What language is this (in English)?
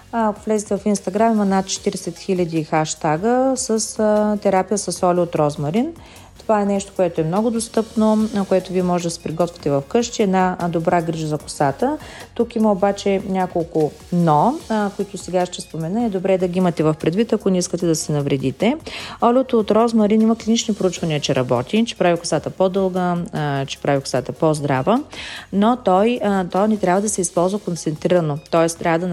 Bulgarian